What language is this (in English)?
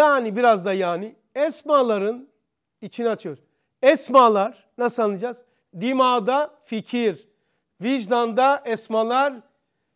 Turkish